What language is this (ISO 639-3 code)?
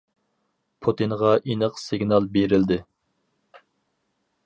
uig